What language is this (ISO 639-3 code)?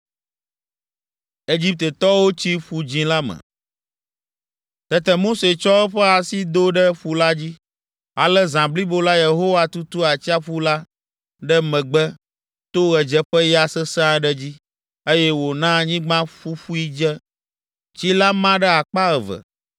ewe